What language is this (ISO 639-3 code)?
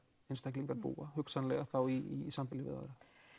isl